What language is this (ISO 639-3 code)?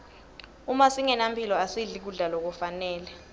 ssw